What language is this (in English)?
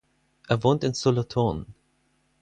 German